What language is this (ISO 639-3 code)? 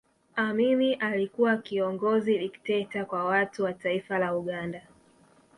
swa